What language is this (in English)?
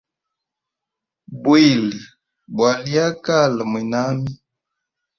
Hemba